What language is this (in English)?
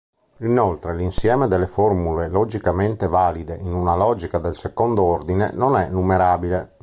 Italian